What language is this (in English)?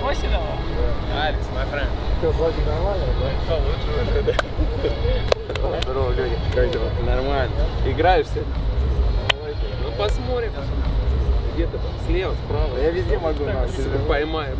Russian